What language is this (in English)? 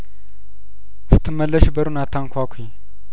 Amharic